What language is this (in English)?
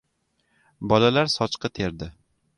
Uzbek